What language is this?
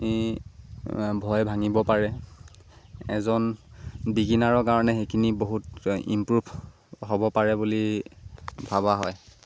Assamese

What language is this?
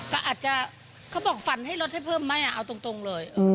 Thai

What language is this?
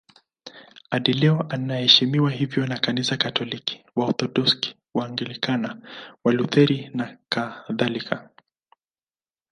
Swahili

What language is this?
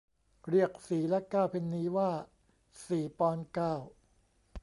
Thai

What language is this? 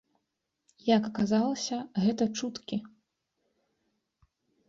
Belarusian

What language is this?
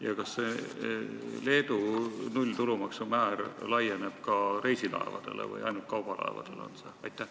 Estonian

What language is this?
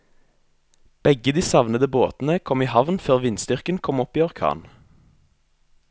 Norwegian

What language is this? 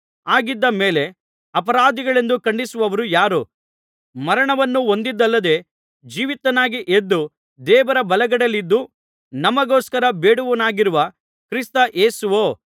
Kannada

